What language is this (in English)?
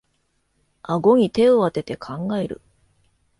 Japanese